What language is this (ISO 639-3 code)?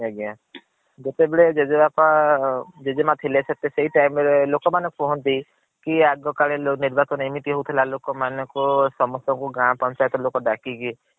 ori